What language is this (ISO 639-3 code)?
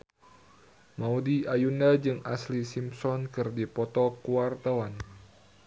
sun